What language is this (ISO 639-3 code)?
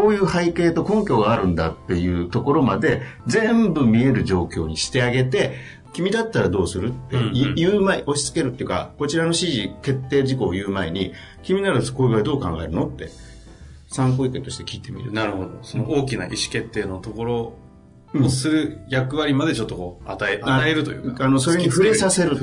jpn